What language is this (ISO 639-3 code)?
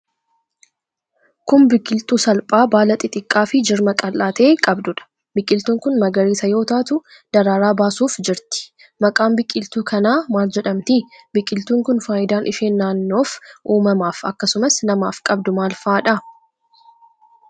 orm